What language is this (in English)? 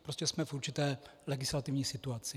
Czech